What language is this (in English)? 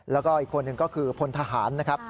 Thai